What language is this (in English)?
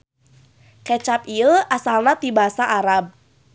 Sundanese